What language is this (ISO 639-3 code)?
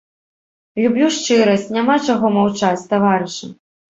bel